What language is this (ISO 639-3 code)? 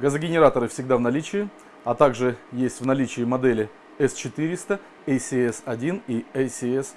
rus